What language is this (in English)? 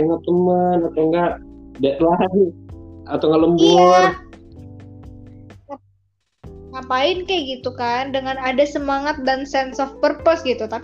Indonesian